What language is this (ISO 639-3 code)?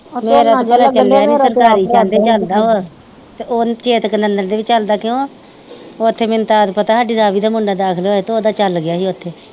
pan